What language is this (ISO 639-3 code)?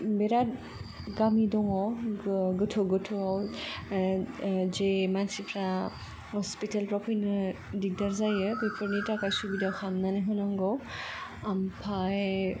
brx